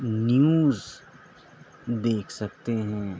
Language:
Urdu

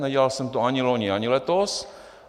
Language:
Czech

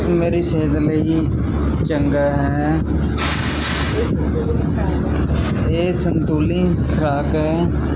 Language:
Punjabi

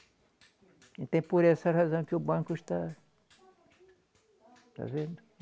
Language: Portuguese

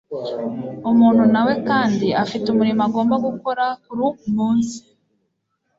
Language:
Kinyarwanda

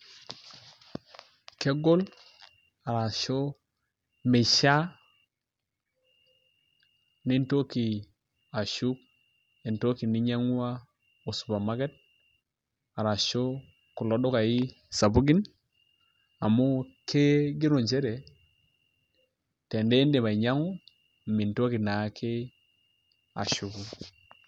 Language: Masai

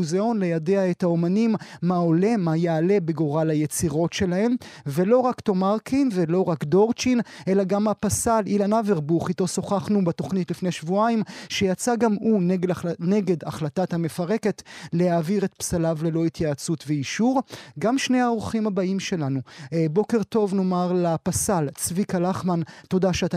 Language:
Hebrew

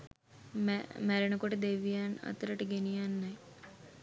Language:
Sinhala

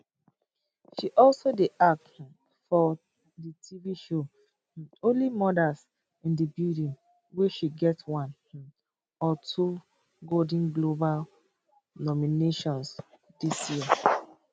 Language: Nigerian Pidgin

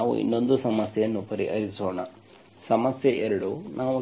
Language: Kannada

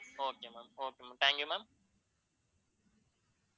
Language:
Tamil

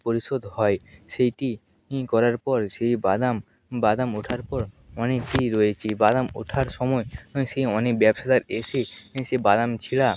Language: Bangla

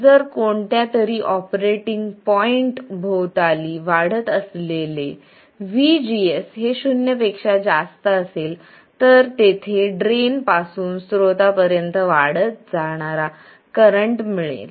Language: Marathi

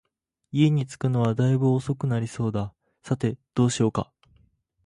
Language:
Japanese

